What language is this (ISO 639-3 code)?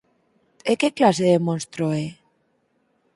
glg